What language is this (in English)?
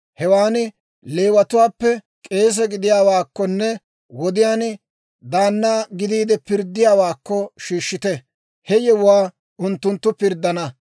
Dawro